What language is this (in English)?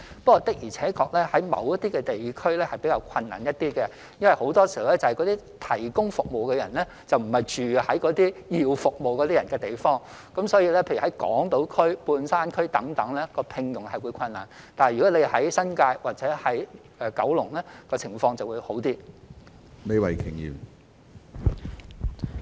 Cantonese